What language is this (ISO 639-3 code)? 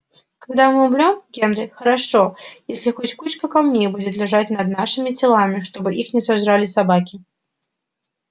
rus